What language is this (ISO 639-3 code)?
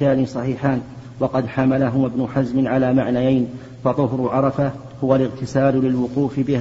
ara